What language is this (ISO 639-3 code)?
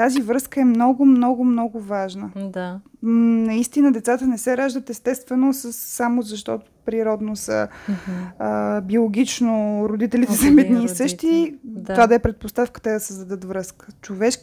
bul